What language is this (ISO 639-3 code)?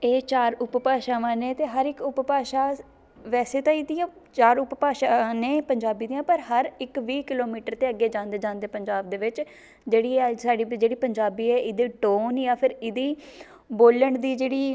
pan